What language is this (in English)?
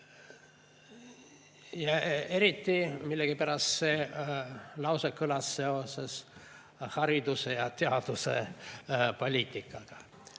Estonian